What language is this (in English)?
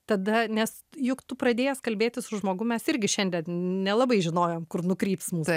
Lithuanian